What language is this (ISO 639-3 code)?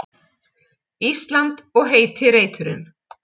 isl